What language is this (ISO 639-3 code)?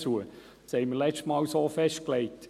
gsw